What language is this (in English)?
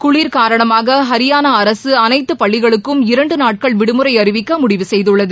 Tamil